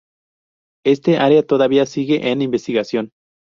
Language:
Spanish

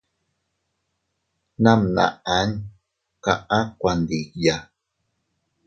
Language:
Teutila Cuicatec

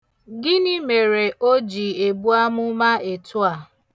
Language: Igbo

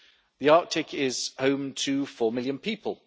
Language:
English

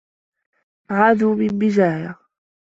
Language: Arabic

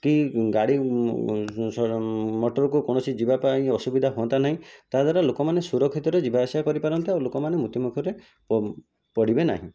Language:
Odia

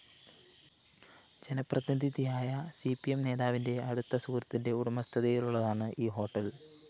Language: Malayalam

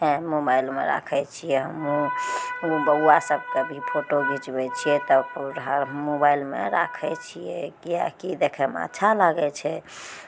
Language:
Maithili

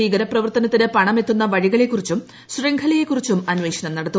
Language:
Malayalam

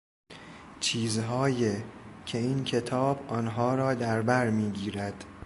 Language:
Persian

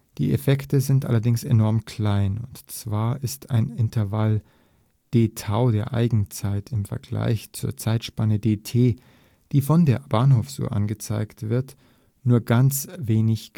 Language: German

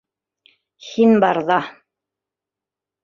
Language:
Bashkir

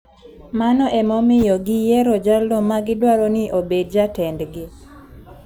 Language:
Luo (Kenya and Tanzania)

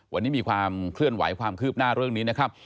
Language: Thai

